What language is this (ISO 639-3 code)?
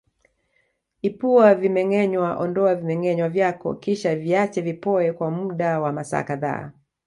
swa